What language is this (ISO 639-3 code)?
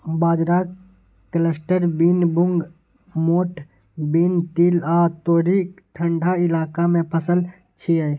mai